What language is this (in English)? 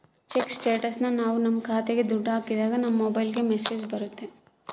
Kannada